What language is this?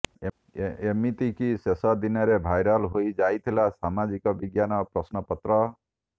Odia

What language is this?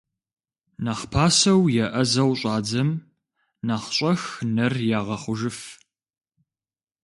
Kabardian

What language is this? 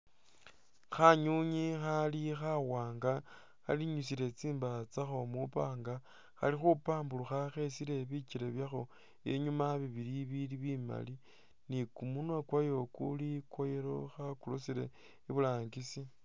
Masaaba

